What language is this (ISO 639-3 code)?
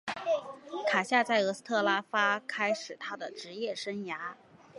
zho